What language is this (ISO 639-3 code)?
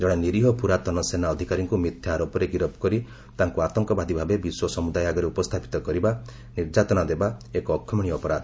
ori